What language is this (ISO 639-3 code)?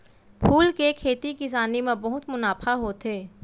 hne